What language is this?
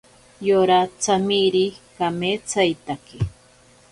Ashéninka Perené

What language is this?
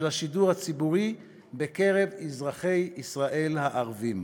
Hebrew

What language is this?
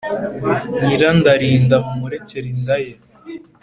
Kinyarwanda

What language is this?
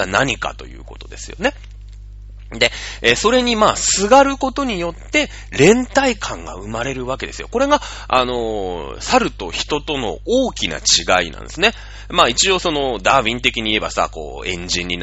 Japanese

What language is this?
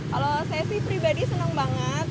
Indonesian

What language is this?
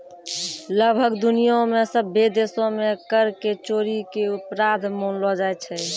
Maithili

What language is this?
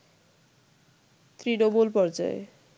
Bangla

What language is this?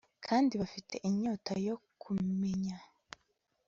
Kinyarwanda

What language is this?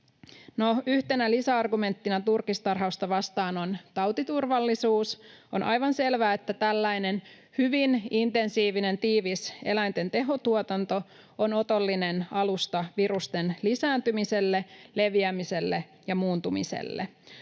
Finnish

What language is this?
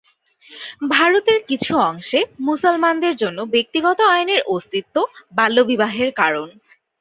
Bangla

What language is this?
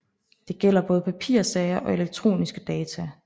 Danish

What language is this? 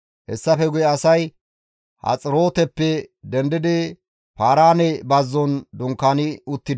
Gamo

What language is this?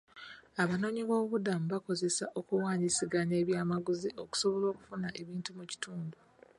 Ganda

